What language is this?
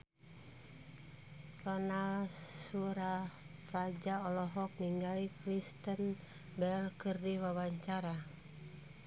Sundanese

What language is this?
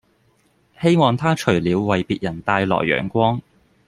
Cantonese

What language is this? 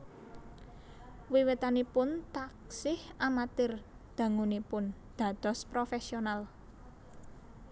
Javanese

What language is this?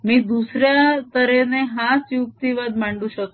Marathi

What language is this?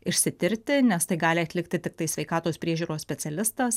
Lithuanian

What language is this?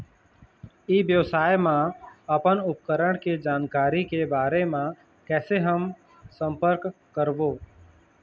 Chhattisgarhi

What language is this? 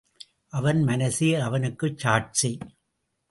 Tamil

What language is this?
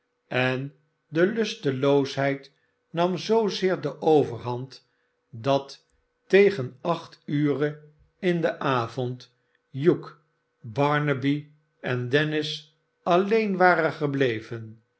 Dutch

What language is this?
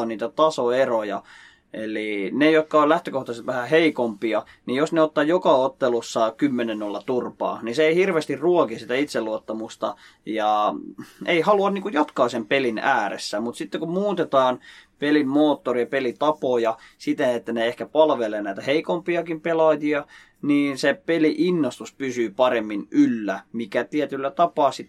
Finnish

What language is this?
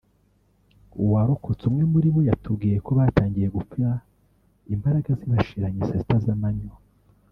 Kinyarwanda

